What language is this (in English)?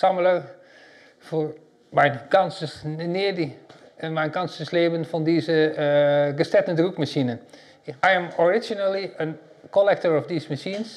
Dutch